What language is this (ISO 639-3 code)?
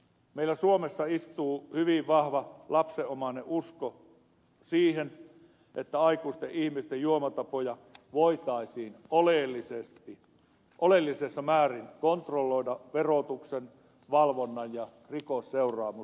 fin